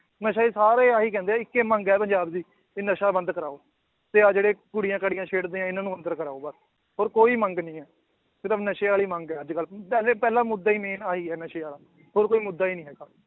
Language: Punjabi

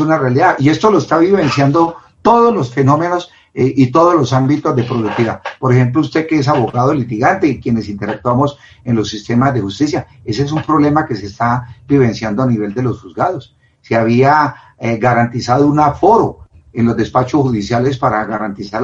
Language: Spanish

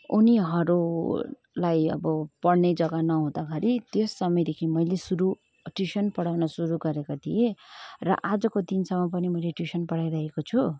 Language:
Nepali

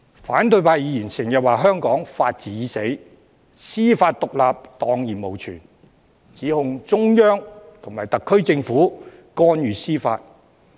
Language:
Cantonese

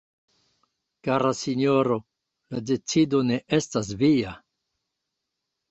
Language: Esperanto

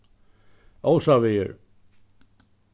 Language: Faroese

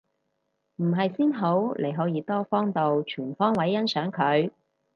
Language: Cantonese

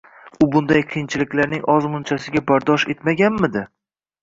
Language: Uzbek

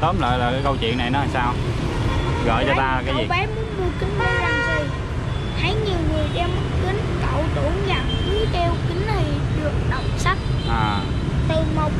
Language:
Vietnamese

